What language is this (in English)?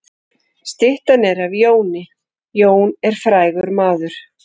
Icelandic